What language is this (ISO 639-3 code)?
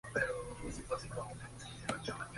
spa